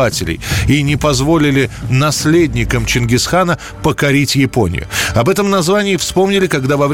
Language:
Russian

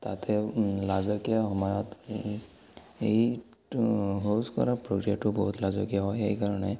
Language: Assamese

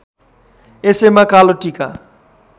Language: Nepali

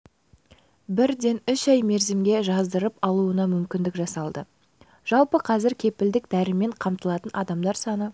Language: Kazakh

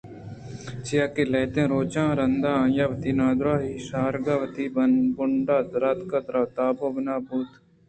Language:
Eastern Balochi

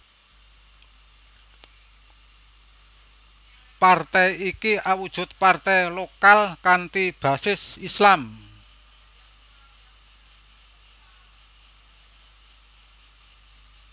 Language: Javanese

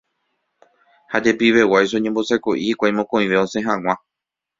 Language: Guarani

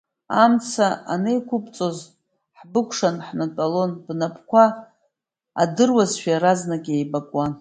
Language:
Abkhazian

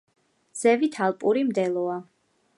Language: Georgian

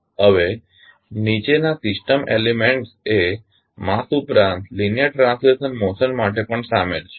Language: Gujarati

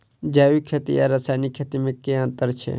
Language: Maithili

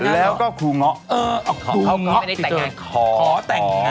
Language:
Thai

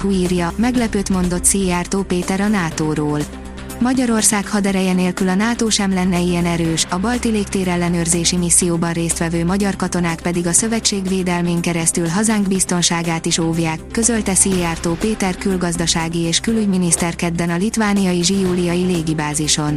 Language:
Hungarian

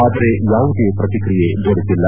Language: Kannada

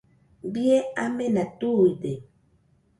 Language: Nüpode Huitoto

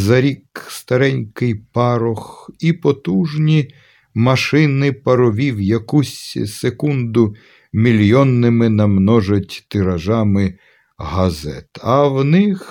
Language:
Ukrainian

